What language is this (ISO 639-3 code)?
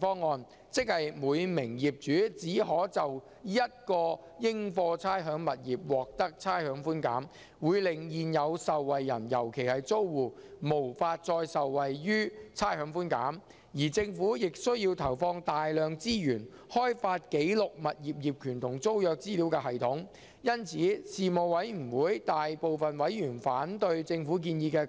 yue